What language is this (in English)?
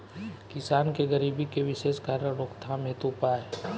Bhojpuri